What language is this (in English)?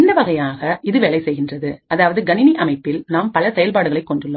Tamil